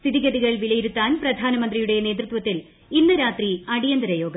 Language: Malayalam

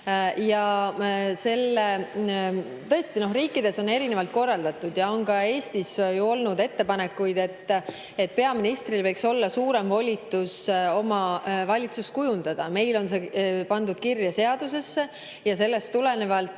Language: Estonian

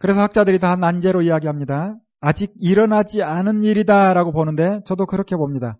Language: Korean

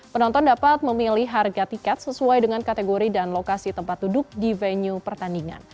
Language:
Indonesian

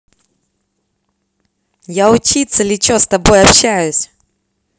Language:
Russian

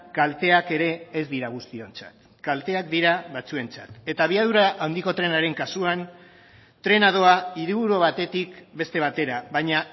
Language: Basque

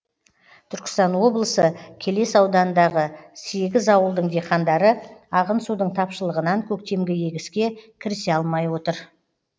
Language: Kazakh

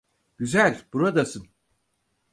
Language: Turkish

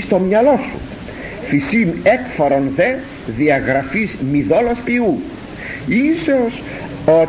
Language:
Greek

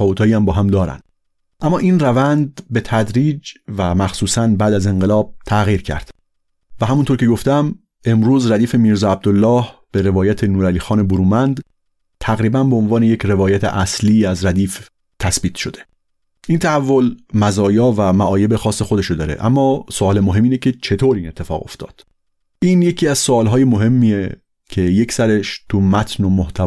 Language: Persian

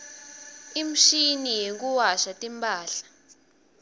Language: Swati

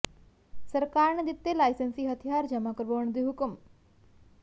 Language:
Punjabi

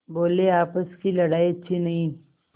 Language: Hindi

